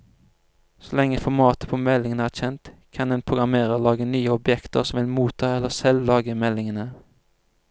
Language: Norwegian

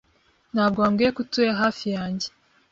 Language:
Kinyarwanda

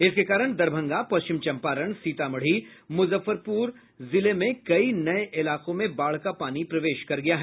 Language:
Hindi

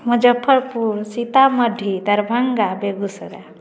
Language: Hindi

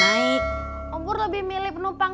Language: Indonesian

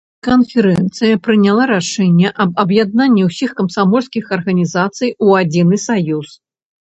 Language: Belarusian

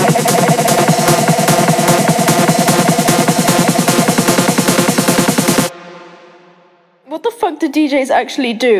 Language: English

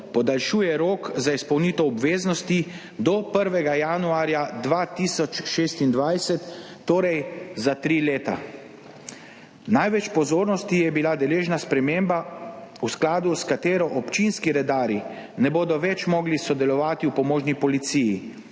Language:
Slovenian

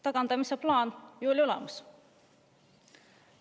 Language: Estonian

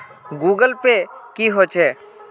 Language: Magahi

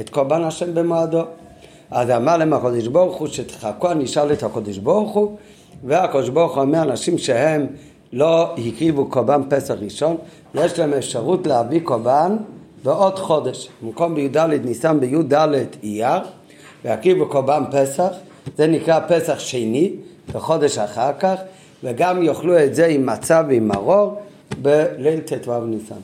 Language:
Hebrew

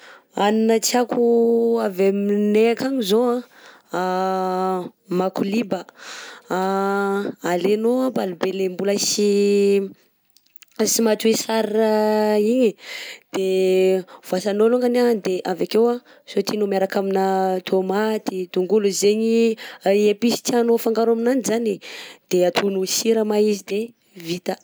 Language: Southern Betsimisaraka Malagasy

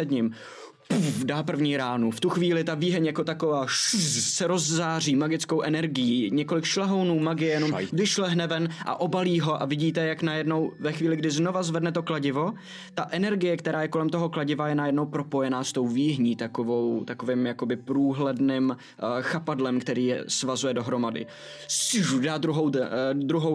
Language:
Czech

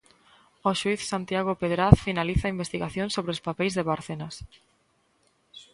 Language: Galician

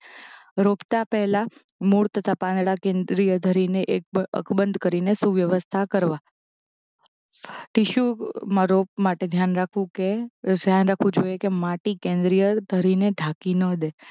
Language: Gujarati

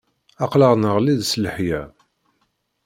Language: Kabyle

